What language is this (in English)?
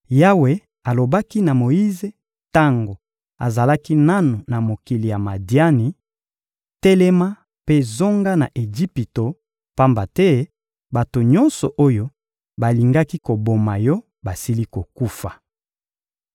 Lingala